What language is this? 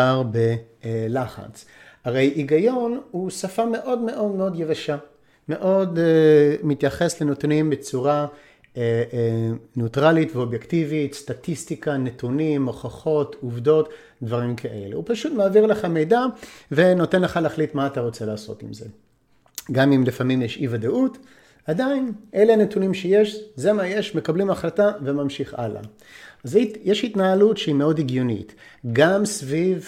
Hebrew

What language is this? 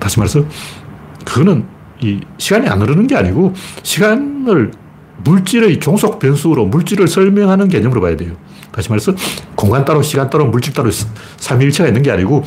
Korean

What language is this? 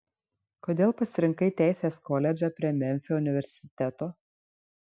Lithuanian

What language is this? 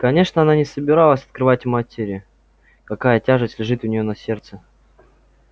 Russian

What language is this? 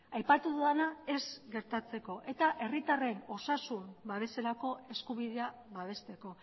Basque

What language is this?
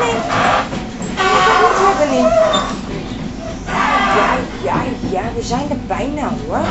Dutch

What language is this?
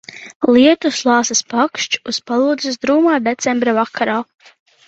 Latvian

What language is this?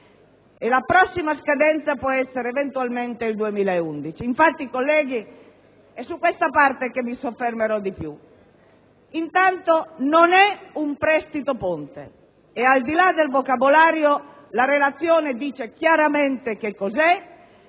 Italian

